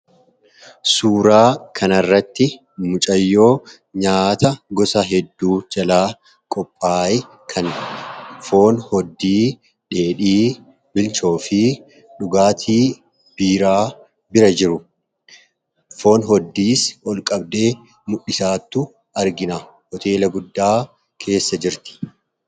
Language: Oromo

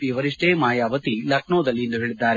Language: Kannada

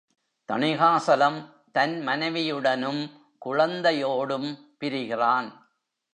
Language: Tamil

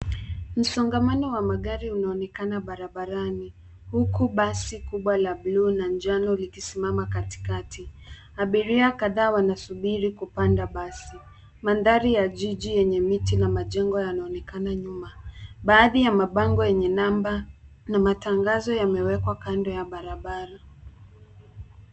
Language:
Swahili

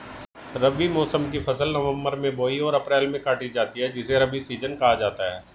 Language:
Hindi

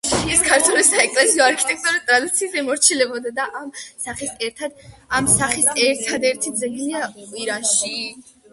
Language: Georgian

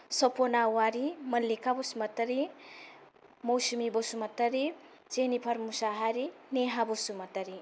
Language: Bodo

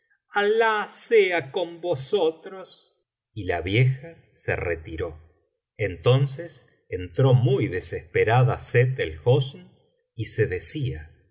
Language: Spanish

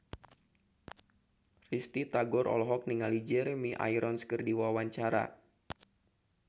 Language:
Sundanese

